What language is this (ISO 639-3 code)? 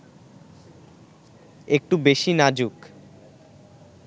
ben